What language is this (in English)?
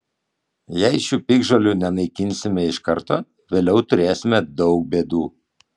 Lithuanian